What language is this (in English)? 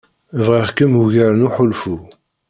Kabyle